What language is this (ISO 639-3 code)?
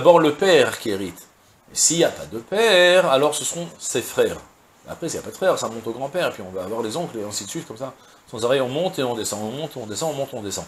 fra